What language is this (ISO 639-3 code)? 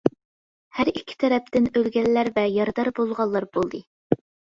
uig